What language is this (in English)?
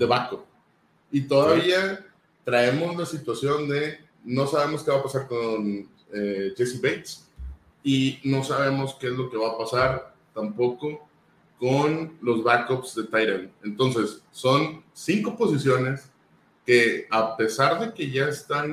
Spanish